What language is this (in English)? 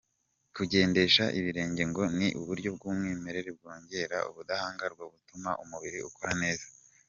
Kinyarwanda